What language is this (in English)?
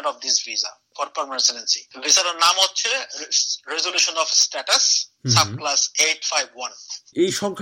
Bangla